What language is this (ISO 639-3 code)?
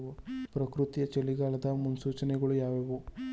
kan